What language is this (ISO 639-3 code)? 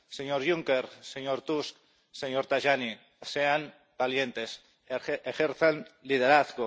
spa